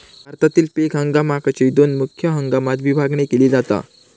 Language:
Marathi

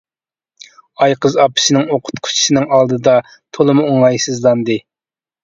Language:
Uyghur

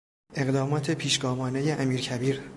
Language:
Persian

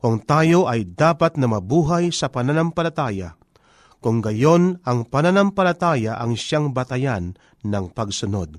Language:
Filipino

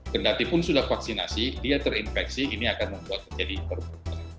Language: Indonesian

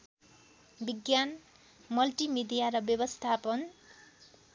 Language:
Nepali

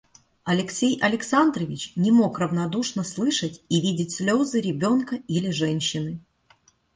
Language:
Russian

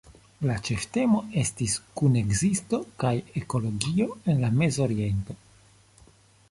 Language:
Esperanto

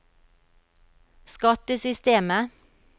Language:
Norwegian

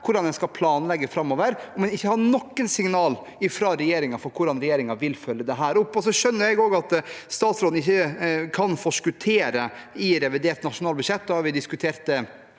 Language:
Norwegian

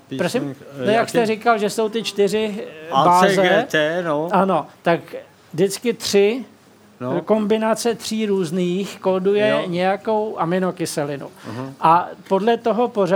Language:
Czech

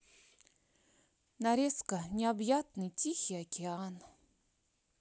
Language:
Russian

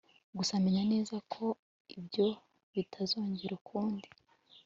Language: Kinyarwanda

